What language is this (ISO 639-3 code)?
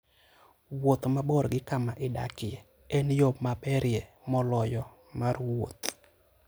luo